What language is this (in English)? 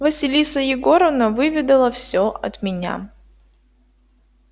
Russian